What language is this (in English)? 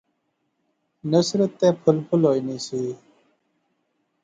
Pahari-Potwari